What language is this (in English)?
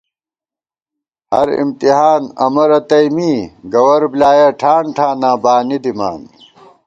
Gawar-Bati